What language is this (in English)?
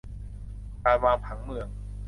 Thai